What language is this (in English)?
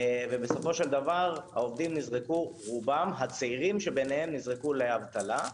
Hebrew